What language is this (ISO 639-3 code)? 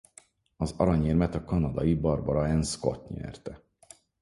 hun